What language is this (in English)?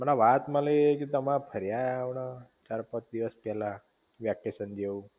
Gujarati